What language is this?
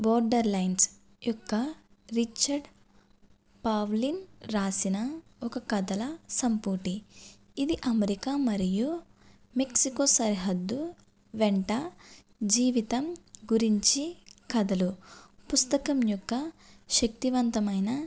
Telugu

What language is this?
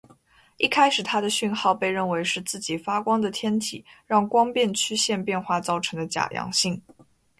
Chinese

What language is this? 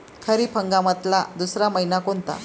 Marathi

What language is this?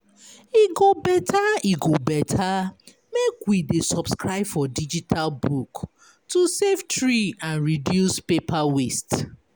Nigerian Pidgin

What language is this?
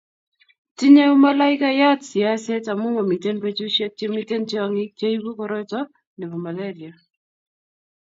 Kalenjin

